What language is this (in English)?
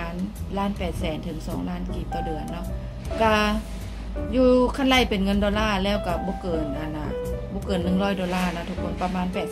Thai